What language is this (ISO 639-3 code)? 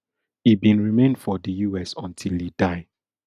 pcm